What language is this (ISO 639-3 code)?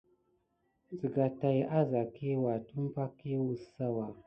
gid